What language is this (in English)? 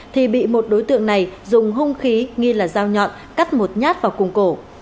Vietnamese